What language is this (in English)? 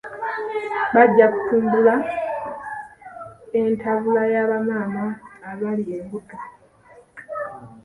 Ganda